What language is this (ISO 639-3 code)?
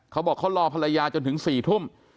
tha